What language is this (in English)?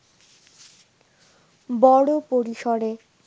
Bangla